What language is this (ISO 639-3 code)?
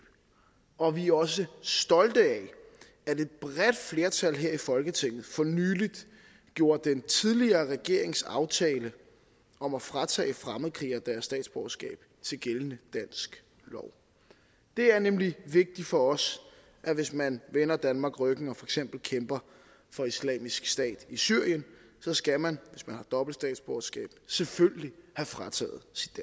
dan